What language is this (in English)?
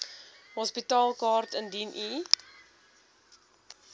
Afrikaans